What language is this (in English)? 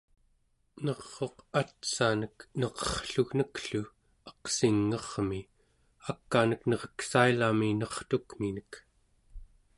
Central Yupik